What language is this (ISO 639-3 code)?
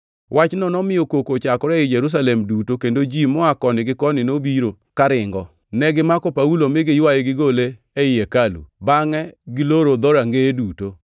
luo